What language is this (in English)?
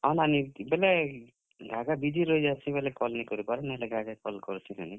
Odia